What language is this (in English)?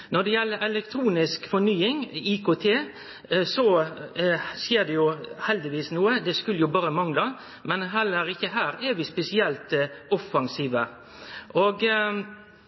Norwegian Nynorsk